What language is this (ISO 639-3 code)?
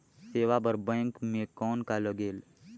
hne